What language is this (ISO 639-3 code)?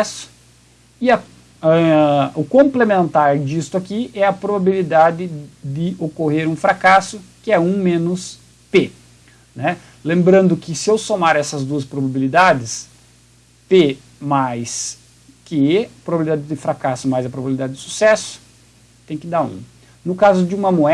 por